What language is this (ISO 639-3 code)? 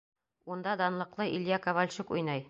bak